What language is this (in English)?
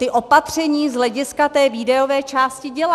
Czech